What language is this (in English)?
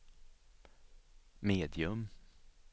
Swedish